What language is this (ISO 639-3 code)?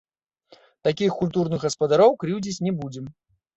bel